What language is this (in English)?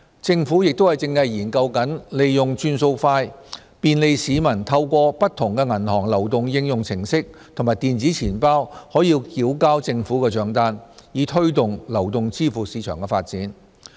Cantonese